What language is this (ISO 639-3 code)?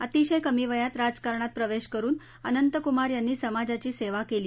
mar